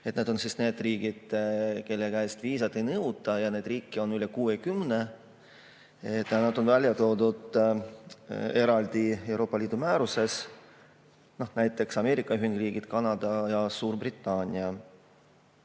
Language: Estonian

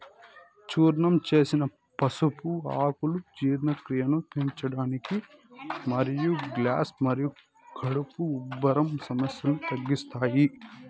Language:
Telugu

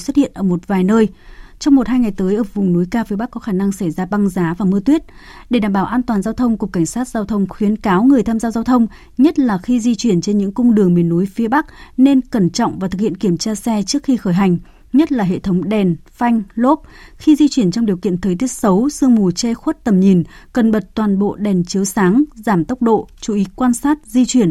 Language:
Vietnamese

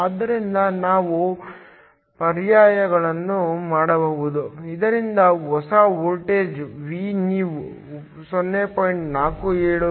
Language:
Kannada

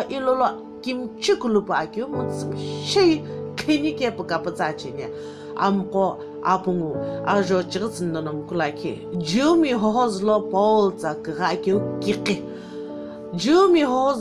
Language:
Romanian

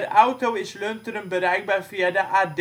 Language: Dutch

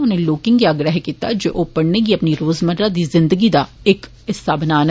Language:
Dogri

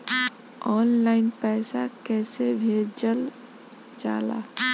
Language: Bhojpuri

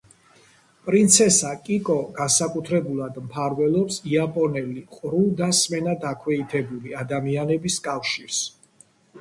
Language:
Georgian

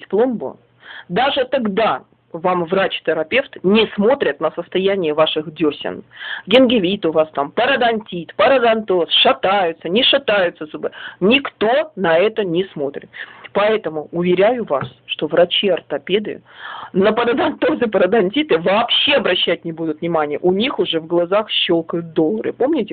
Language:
Russian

